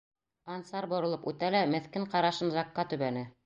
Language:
Bashkir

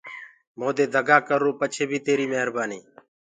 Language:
Gurgula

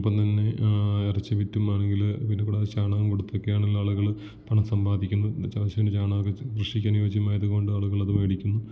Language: Malayalam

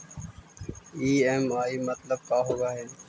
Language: Magahi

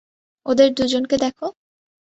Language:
Bangla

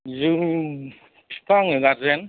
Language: Bodo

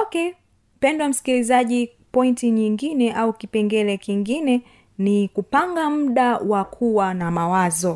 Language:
Swahili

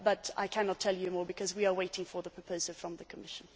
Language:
English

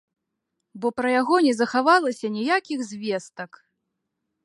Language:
Belarusian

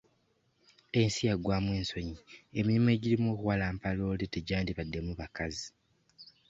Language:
Ganda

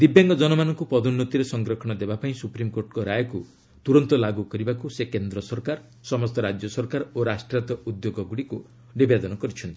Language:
Odia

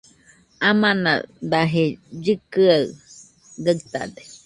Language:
Nüpode Huitoto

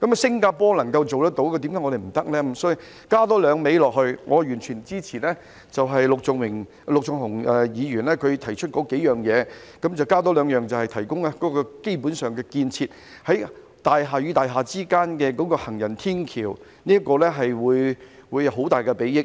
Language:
Cantonese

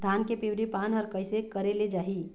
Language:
Chhattisgarhi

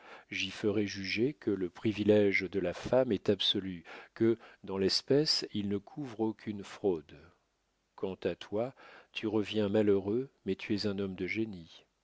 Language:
French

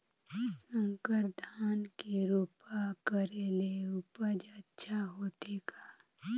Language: Chhattisgarhi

